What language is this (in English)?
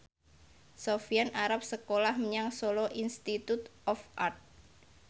Javanese